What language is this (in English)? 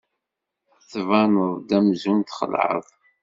Kabyle